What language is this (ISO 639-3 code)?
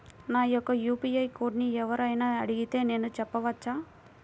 tel